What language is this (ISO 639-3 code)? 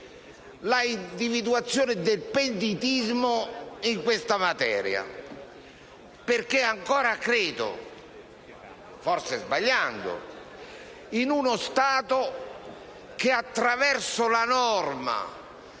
ita